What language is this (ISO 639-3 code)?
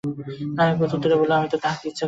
ben